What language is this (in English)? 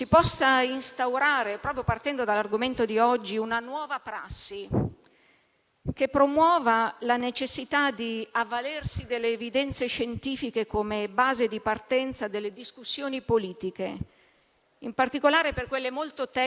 Italian